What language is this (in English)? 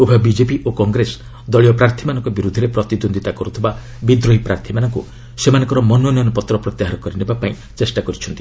Odia